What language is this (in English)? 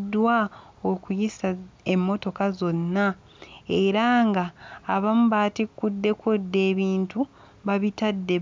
Ganda